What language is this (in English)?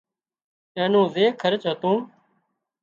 Wadiyara Koli